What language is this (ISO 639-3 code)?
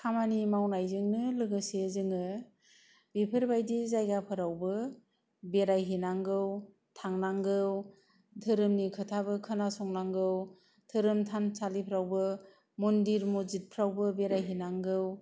brx